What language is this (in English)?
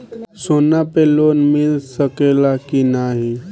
Bhojpuri